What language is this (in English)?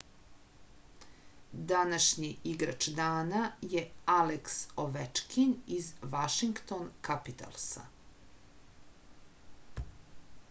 Serbian